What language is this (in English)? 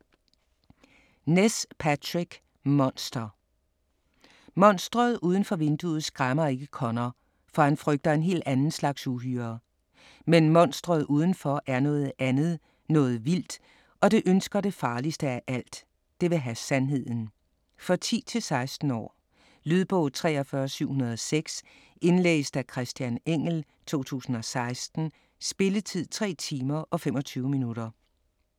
Danish